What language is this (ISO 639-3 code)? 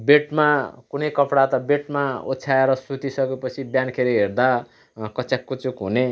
nep